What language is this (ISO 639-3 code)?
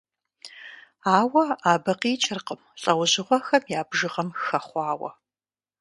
kbd